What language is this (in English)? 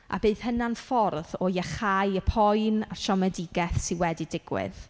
Welsh